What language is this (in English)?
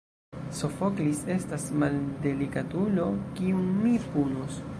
Esperanto